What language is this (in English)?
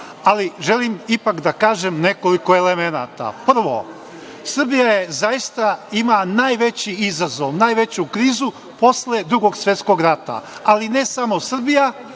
Serbian